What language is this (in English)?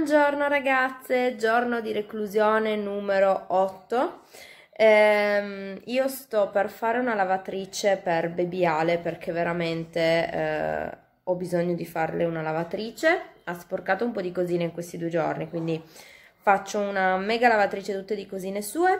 Italian